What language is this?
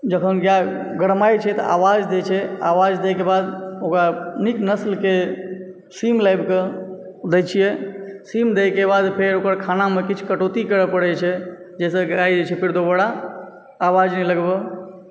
Maithili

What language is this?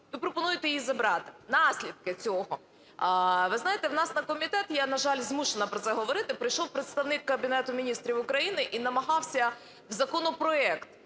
Ukrainian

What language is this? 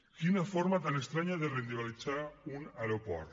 Catalan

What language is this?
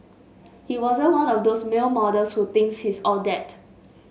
English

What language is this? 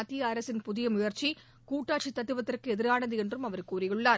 Tamil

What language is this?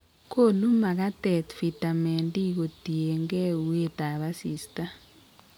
Kalenjin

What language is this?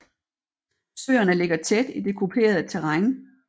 Danish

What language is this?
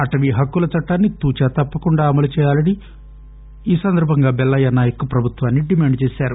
Telugu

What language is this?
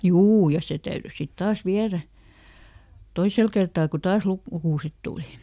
Finnish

